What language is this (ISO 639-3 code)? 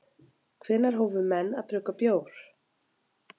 isl